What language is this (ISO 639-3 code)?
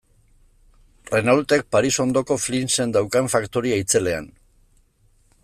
eus